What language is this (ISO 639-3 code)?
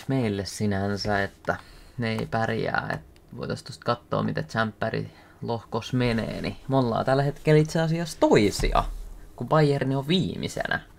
fin